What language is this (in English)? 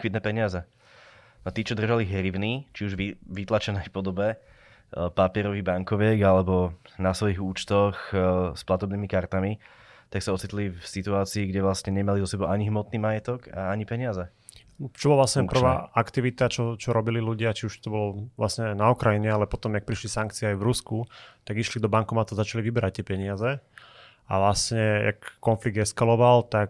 Slovak